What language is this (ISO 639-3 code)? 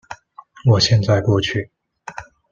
zho